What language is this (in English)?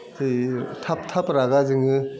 Bodo